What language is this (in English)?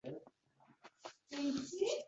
Uzbek